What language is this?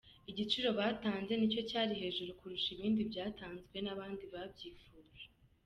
Kinyarwanda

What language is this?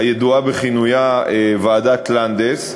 Hebrew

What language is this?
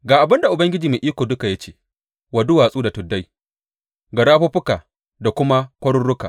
Hausa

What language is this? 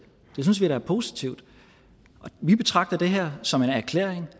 Danish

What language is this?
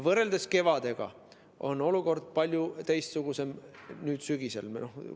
Estonian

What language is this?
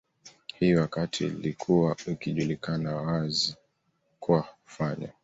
Swahili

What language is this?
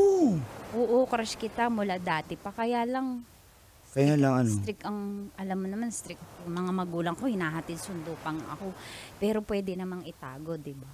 Filipino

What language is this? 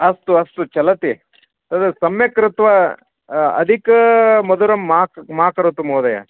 Sanskrit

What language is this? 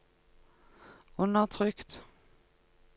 Norwegian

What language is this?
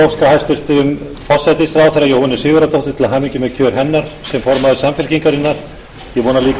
Icelandic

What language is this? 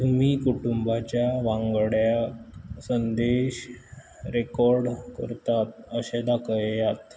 Konkani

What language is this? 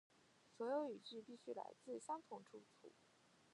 Chinese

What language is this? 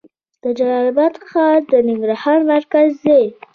Pashto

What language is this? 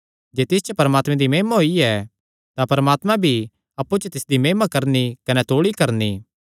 Kangri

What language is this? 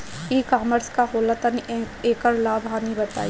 Bhojpuri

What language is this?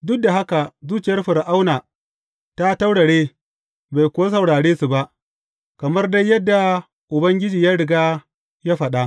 Hausa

